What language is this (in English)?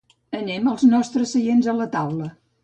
Catalan